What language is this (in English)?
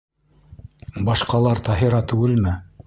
Bashkir